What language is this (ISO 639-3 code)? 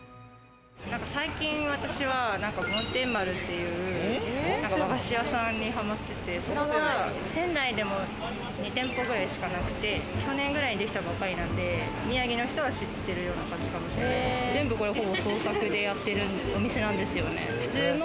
jpn